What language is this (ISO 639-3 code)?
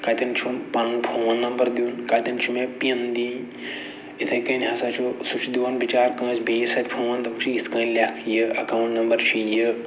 kas